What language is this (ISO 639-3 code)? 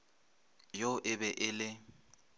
nso